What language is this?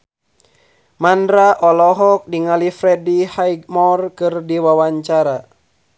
Sundanese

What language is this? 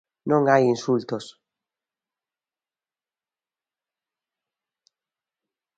Galician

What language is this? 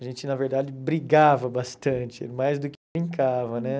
Portuguese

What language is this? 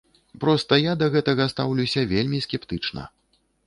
Belarusian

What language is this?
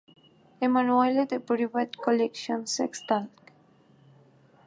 Spanish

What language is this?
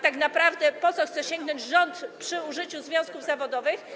Polish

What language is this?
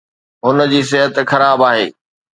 Sindhi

